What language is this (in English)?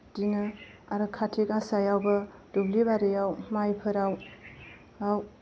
Bodo